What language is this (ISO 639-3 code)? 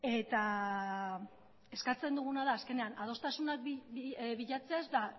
eus